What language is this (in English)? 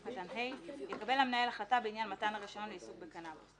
Hebrew